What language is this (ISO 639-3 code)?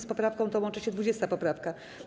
pol